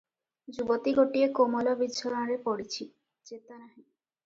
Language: Odia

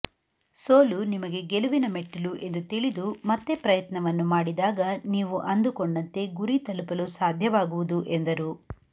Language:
Kannada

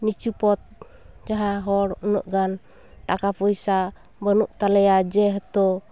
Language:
Santali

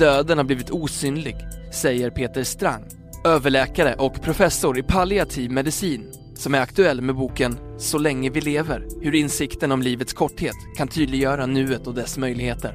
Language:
Swedish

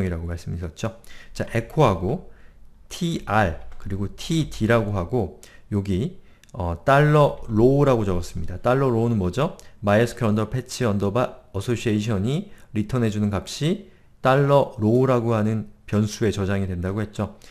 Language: Korean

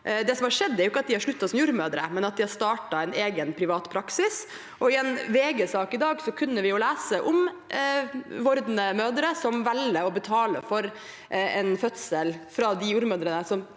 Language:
Norwegian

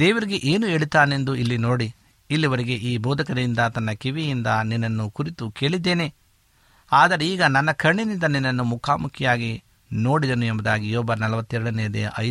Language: Kannada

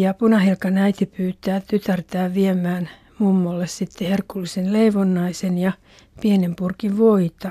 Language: Finnish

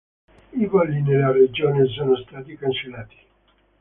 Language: Italian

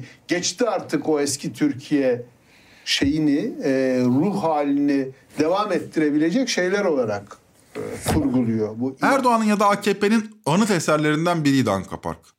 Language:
Turkish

